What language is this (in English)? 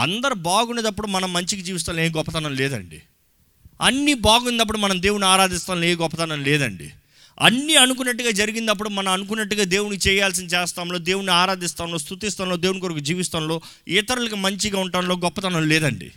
Telugu